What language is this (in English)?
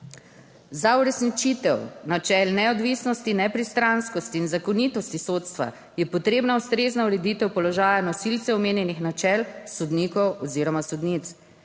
Slovenian